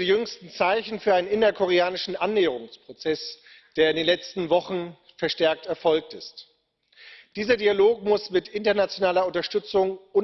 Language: German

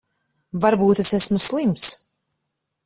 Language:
Latvian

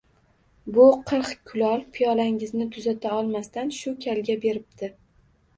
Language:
Uzbek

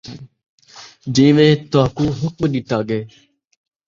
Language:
Saraiki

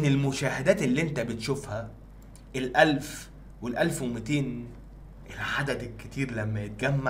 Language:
Arabic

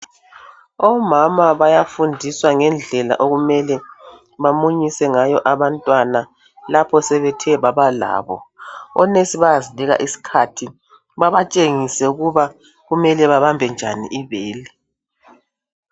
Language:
North Ndebele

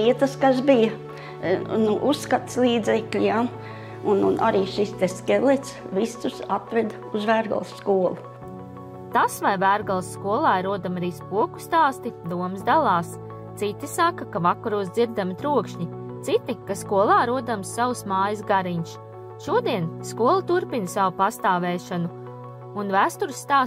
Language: Latvian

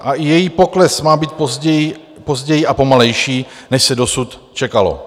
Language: Czech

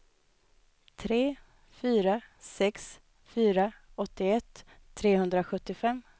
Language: Swedish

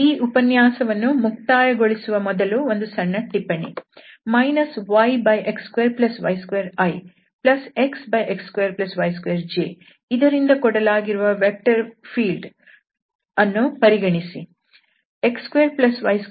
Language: Kannada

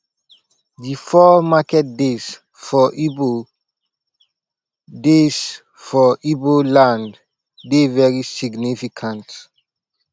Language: Nigerian Pidgin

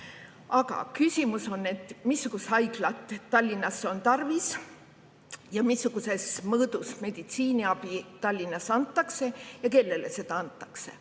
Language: Estonian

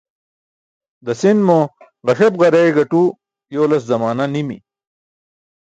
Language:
Burushaski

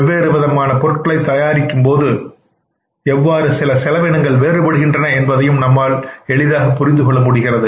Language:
Tamil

